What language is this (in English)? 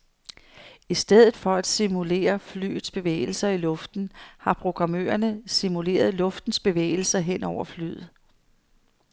Danish